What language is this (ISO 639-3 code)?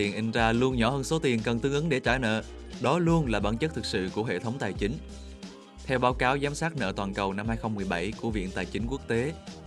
vie